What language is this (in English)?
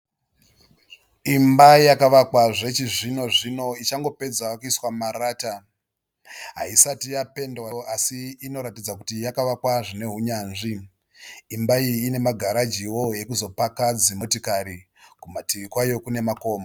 Shona